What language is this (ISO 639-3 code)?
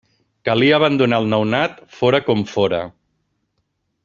cat